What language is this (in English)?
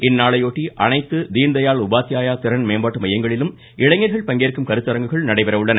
Tamil